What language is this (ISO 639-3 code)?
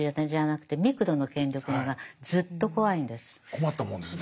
jpn